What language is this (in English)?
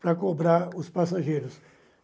Portuguese